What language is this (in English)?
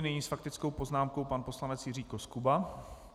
Czech